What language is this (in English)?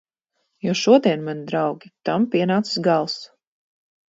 Latvian